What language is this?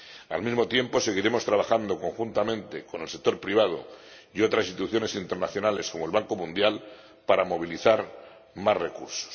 Spanish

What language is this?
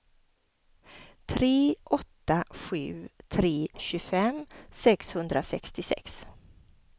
Swedish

